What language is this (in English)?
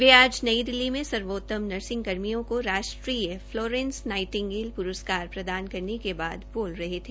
Hindi